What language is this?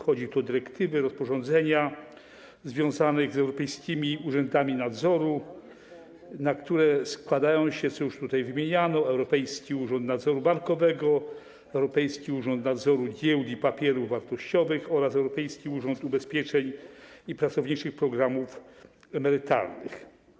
Polish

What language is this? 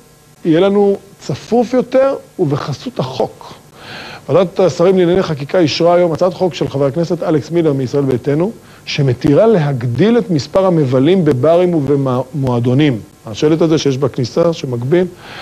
Hebrew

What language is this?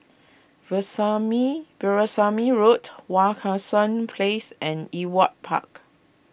English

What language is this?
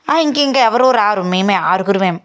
Telugu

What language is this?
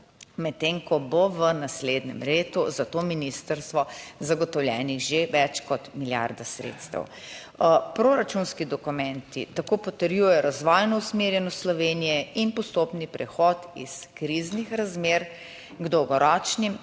Slovenian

